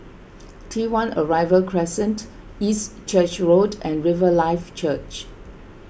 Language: English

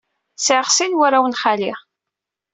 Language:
Kabyle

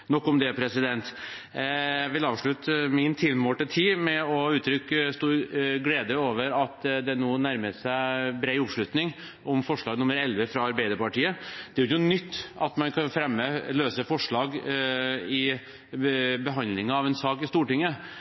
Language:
Norwegian Bokmål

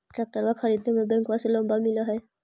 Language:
Magahi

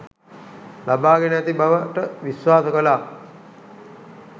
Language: Sinhala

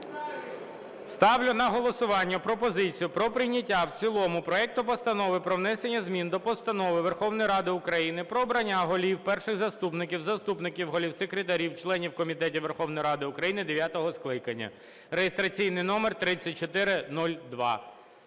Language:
Ukrainian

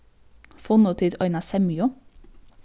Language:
Faroese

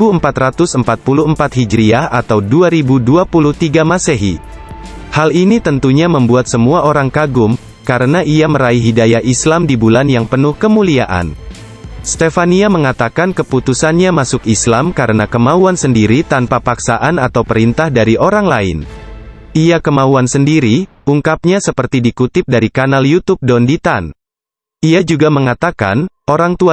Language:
Indonesian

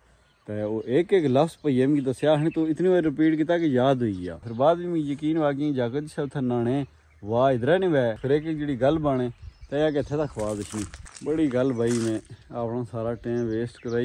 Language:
Hindi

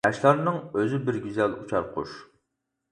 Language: Uyghur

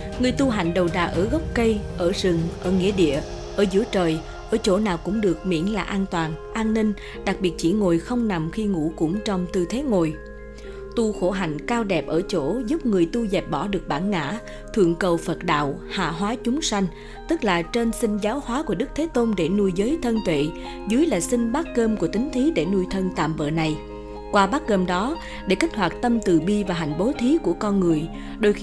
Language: Vietnamese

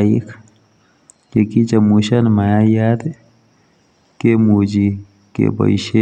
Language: Kalenjin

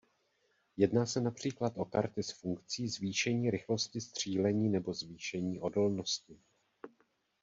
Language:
Czech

